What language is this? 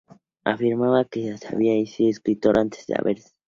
Spanish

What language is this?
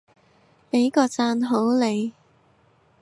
Cantonese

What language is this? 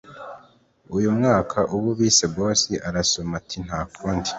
Kinyarwanda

